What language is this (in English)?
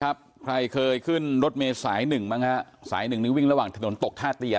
Thai